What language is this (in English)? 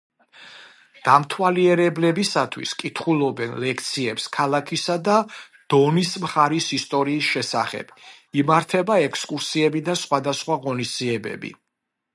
Georgian